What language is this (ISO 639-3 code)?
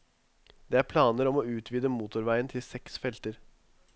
nor